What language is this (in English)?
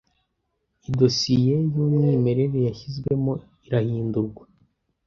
Kinyarwanda